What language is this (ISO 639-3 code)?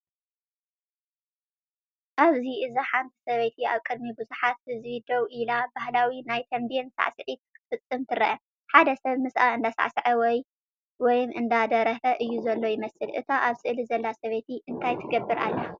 tir